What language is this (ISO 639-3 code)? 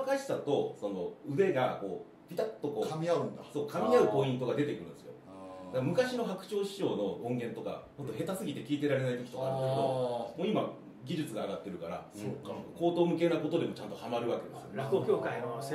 jpn